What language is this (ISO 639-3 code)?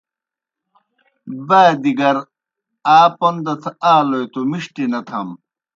plk